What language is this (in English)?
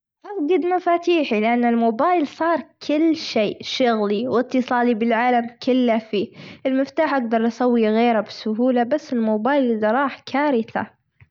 Gulf Arabic